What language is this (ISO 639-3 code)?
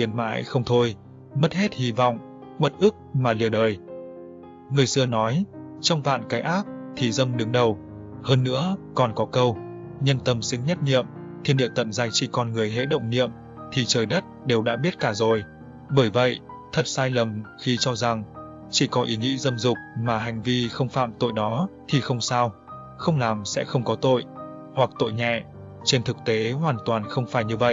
vie